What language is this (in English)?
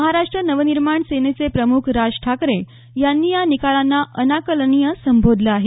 Marathi